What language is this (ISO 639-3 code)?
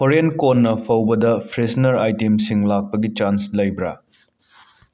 mni